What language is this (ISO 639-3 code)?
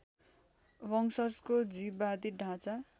nep